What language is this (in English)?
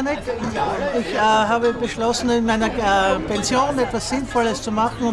German